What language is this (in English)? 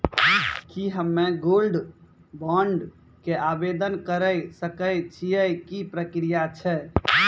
Maithili